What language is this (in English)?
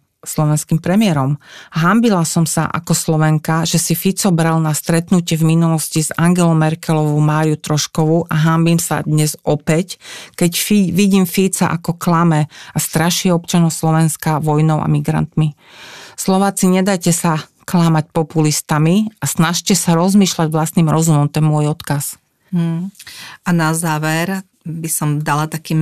Slovak